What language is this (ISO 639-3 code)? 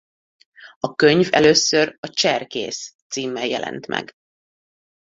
hun